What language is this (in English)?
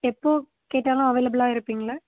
Tamil